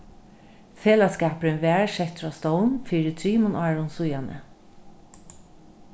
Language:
Faroese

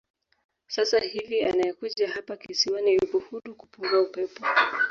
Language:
Swahili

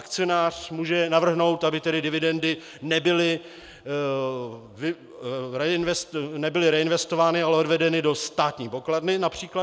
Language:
Czech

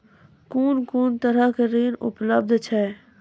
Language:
Maithili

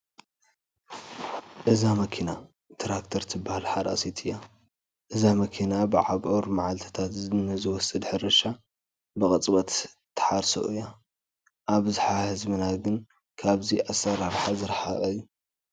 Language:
Tigrinya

